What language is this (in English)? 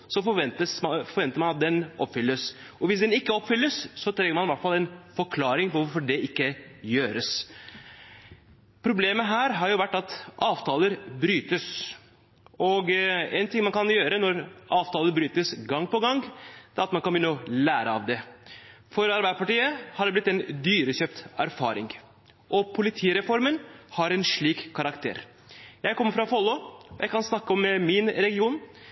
Norwegian Bokmål